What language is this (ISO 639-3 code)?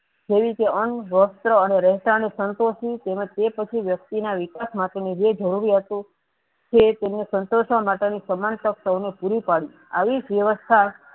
guj